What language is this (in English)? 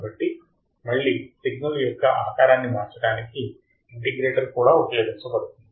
Telugu